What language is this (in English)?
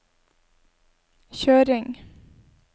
Norwegian